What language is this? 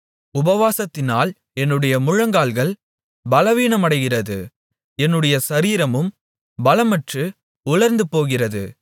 Tamil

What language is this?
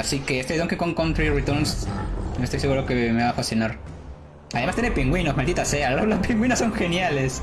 Spanish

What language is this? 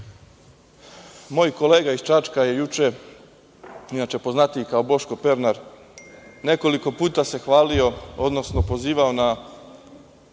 Serbian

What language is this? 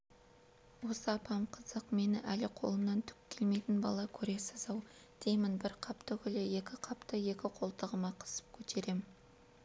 Kazakh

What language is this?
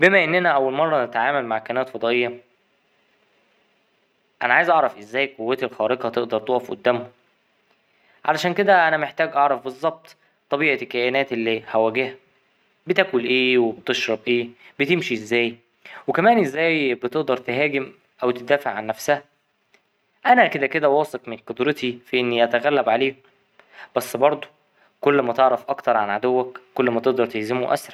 Egyptian Arabic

